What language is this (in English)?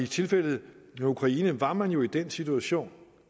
Danish